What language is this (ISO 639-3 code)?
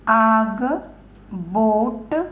kok